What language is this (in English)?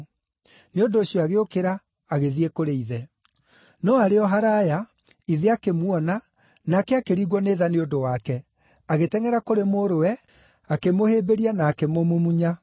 Kikuyu